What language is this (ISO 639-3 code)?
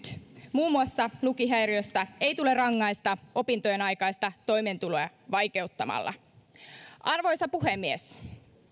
fin